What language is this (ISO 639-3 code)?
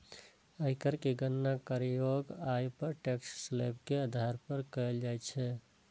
mai